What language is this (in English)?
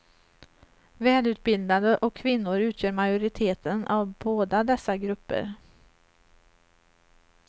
Swedish